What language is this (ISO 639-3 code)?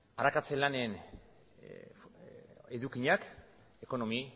eus